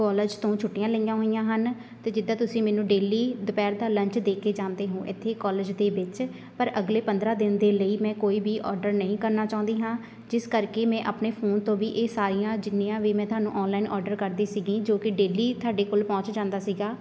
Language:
Punjabi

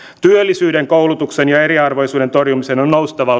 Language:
Finnish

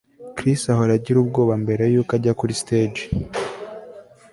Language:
Kinyarwanda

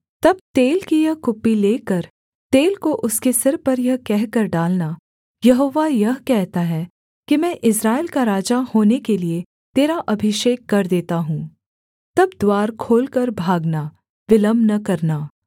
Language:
Hindi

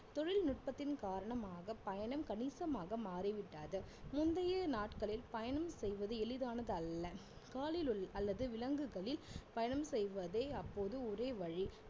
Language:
Tamil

